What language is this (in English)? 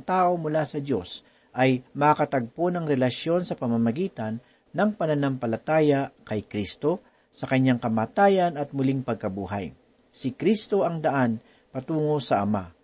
Filipino